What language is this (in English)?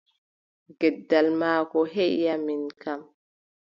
Adamawa Fulfulde